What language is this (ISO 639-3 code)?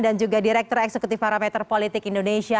ind